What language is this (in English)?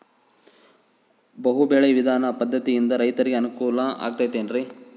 Kannada